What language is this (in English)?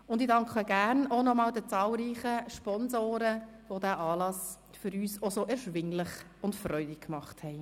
Swiss German